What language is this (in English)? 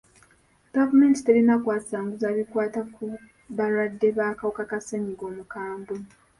Ganda